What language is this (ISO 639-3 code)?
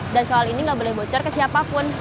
ind